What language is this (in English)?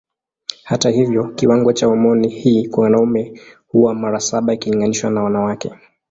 Swahili